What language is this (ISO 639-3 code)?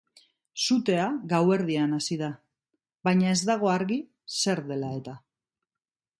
eus